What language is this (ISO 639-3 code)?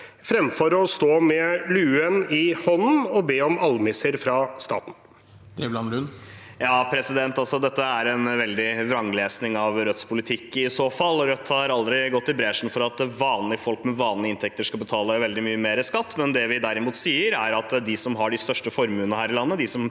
nor